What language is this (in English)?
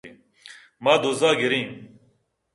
Eastern Balochi